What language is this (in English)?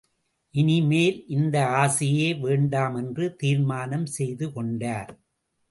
Tamil